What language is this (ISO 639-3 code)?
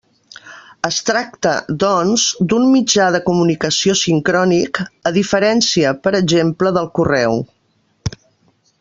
cat